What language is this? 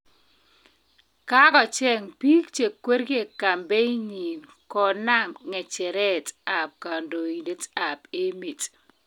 Kalenjin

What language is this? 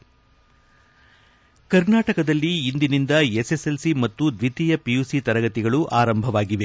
Kannada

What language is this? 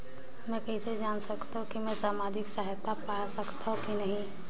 Chhattisgarhi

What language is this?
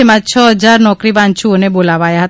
Gujarati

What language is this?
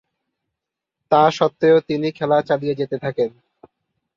Bangla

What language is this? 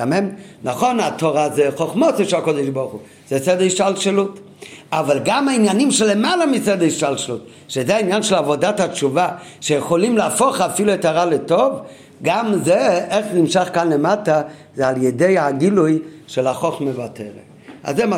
Hebrew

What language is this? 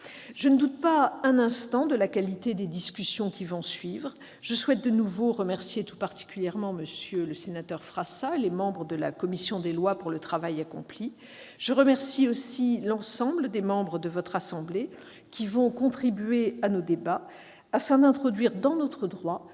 French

